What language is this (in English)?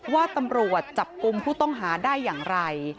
Thai